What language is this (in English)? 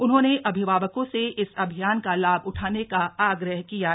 Hindi